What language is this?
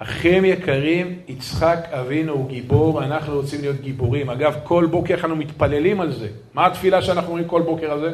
Hebrew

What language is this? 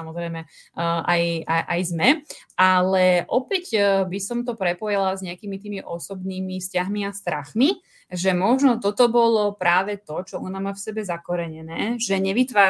Slovak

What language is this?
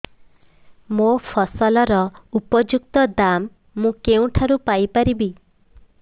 Odia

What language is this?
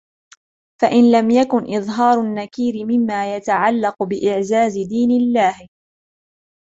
Arabic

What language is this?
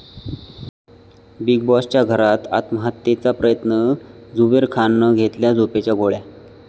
Marathi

